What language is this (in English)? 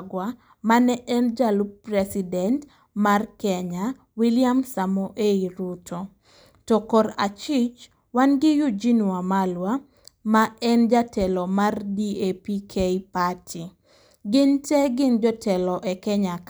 Luo (Kenya and Tanzania)